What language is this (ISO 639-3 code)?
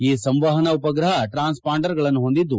kan